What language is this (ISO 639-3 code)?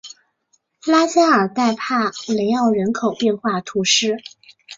zho